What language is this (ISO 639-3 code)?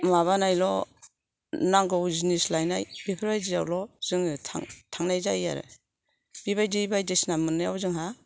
brx